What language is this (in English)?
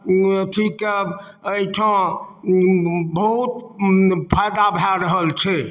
Maithili